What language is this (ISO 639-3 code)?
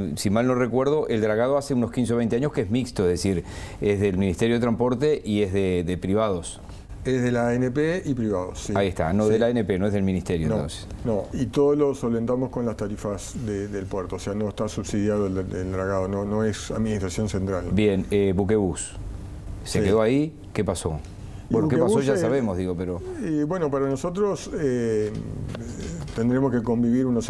spa